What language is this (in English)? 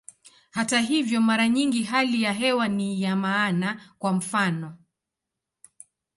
Swahili